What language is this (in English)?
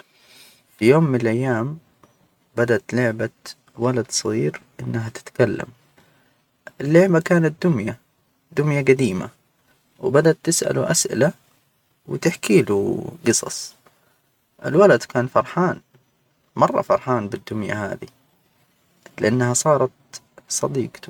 Hijazi Arabic